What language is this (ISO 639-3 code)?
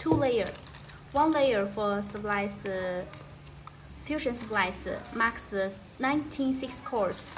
eng